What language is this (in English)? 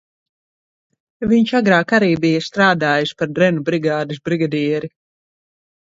Latvian